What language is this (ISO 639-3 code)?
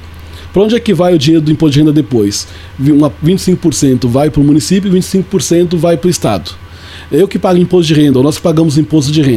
por